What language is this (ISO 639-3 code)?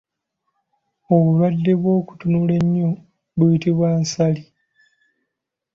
lug